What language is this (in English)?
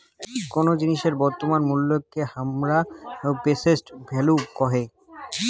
Bangla